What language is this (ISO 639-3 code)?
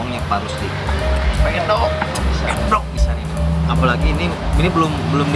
ind